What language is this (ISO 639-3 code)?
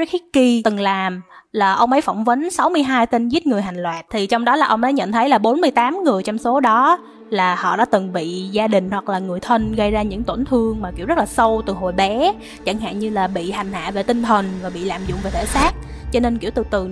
vie